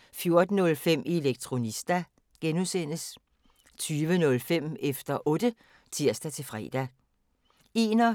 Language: Danish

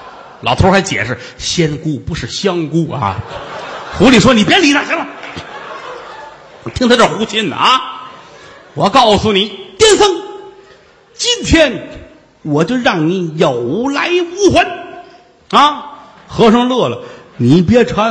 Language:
Chinese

